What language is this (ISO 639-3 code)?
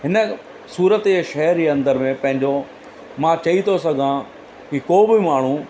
snd